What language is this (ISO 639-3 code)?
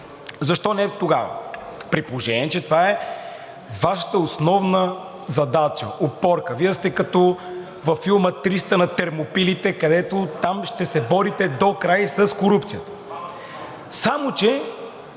bul